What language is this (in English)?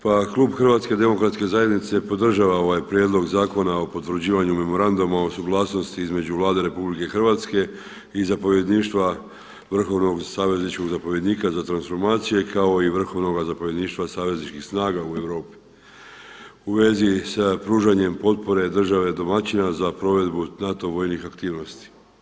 Croatian